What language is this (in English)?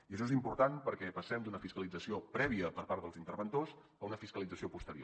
Catalan